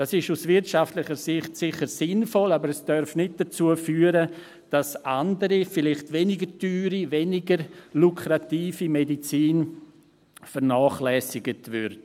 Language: Swiss German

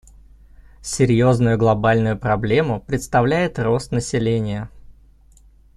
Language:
Russian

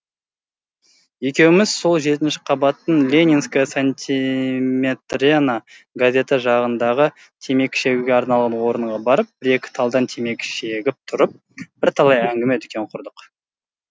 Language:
Kazakh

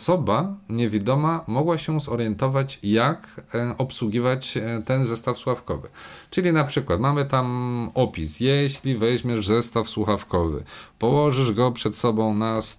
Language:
Polish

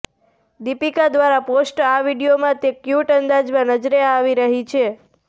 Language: Gujarati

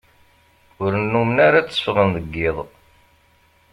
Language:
Kabyle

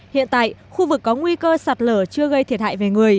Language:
Vietnamese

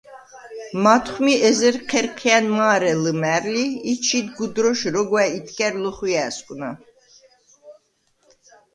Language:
Svan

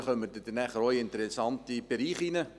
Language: Swiss German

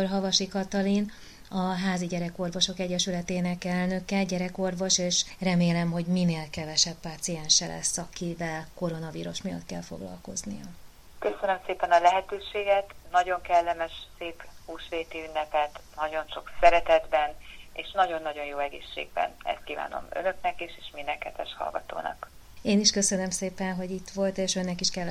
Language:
Hungarian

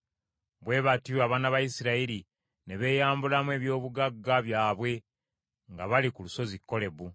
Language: Ganda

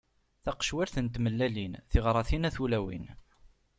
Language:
Kabyle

